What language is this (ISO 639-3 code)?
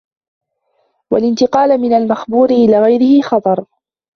ara